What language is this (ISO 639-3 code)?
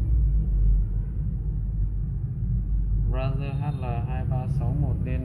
vie